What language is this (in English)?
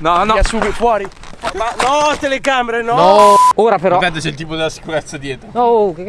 Italian